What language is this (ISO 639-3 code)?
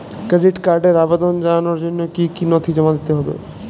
ben